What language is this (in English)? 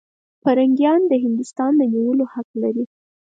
Pashto